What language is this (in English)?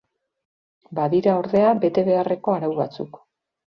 Basque